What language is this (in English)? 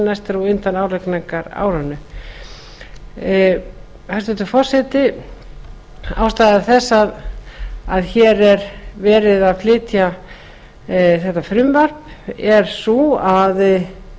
Icelandic